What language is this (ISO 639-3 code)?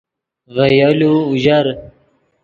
ydg